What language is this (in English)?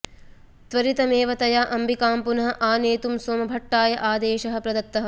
Sanskrit